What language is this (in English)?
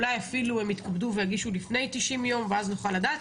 Hebrew